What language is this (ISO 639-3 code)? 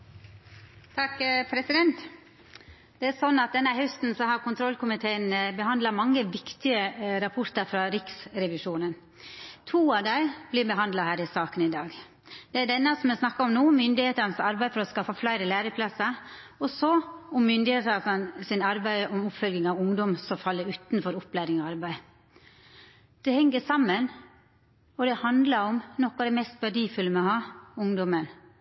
nno